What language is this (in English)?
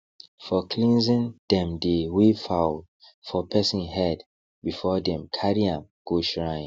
Nigerian Pidgin